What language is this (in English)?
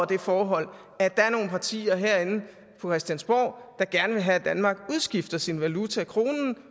Danish